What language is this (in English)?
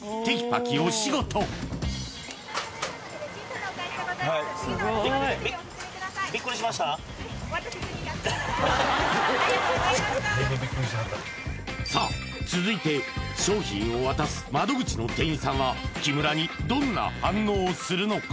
Japanese